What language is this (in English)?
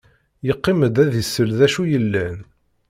Kabyle